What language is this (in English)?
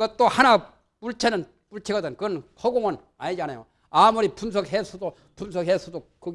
Korean